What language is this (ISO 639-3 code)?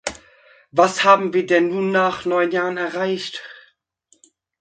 deu